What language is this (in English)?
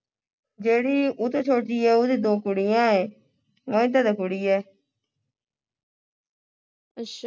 Punjabi